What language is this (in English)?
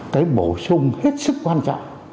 Vietnamese